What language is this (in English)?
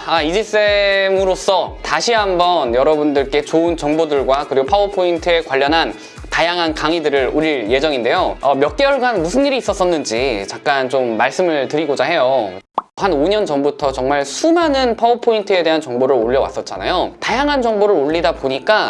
Korean